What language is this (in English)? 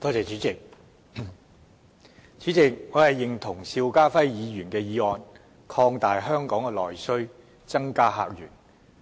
Cantonese